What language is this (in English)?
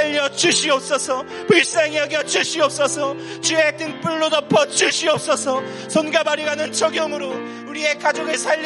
Korean